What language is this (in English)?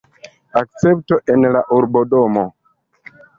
Esperanto